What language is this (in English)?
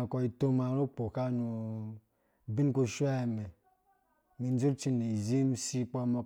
Dũya